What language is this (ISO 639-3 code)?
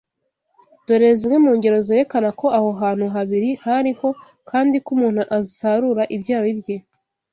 kin